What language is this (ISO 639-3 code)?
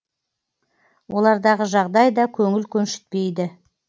kaz